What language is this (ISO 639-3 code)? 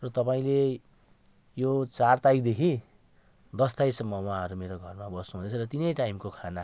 nep